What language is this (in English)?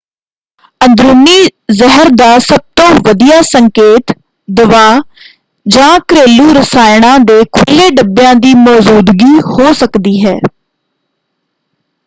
Punjabi